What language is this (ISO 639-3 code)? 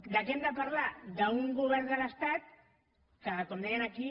cat